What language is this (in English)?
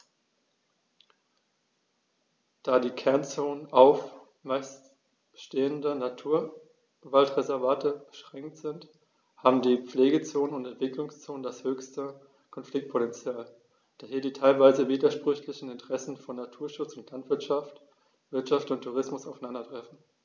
German